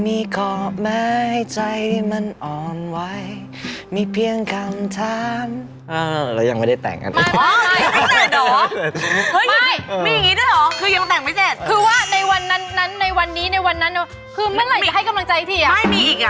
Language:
Thai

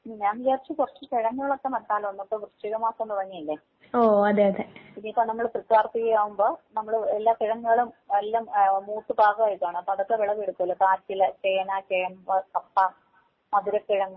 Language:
Malayalam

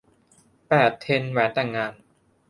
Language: Thai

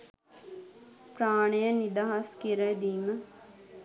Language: Sinhala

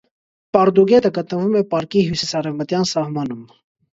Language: Armenian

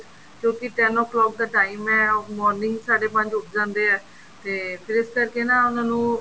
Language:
Punjabi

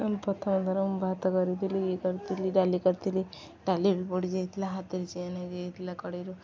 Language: Odia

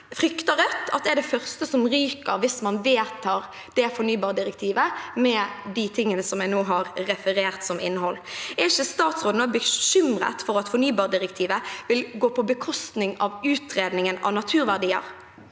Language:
Norwegian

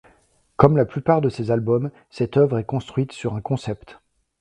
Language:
French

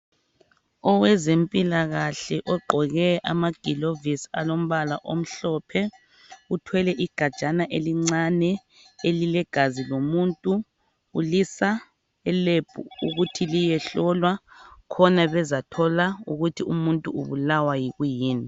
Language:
North Ndebele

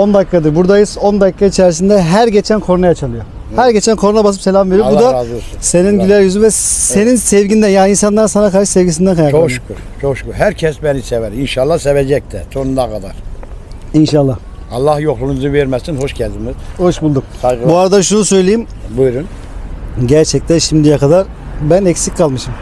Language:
Turkish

